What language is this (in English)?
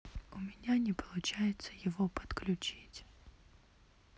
Russian